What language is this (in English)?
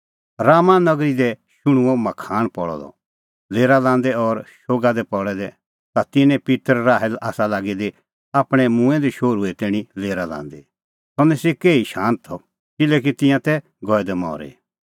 Kullu Pahari